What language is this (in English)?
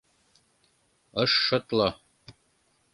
Mari